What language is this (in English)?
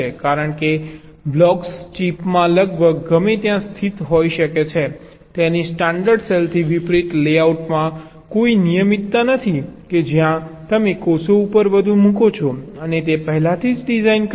Gujarati